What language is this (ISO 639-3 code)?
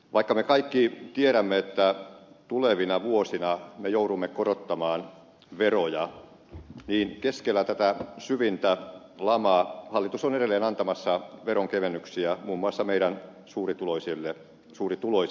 fin